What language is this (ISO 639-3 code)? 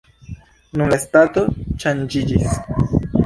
epo